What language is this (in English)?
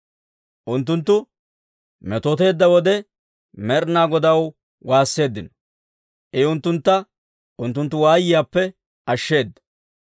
Dawro